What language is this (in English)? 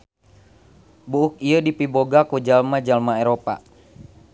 Sundanese